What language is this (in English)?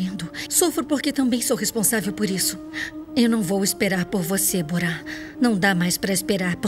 Portuguese